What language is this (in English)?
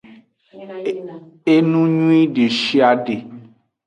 Aja (Benin)